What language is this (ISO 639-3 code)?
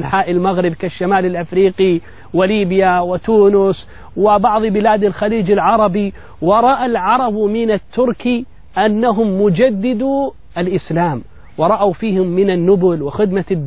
ara